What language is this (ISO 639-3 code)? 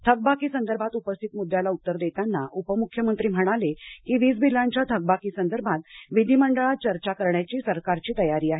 mar